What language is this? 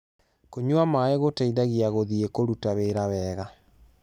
Kikuyu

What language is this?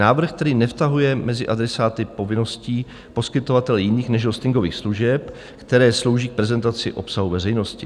Czech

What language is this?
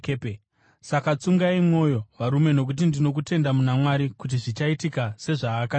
Shona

